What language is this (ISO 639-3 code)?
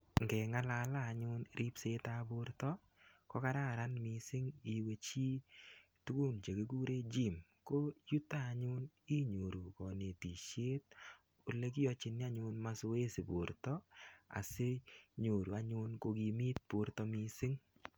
kln